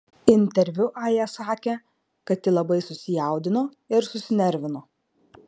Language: Lithuanian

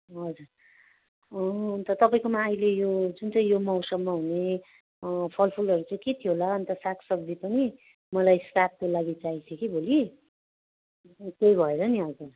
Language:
Nepali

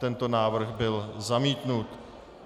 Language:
Czech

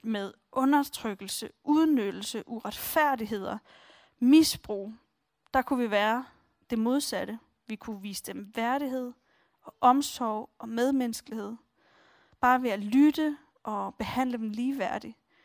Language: Danish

